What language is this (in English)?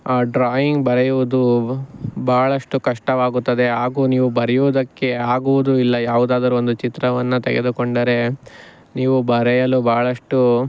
Kannada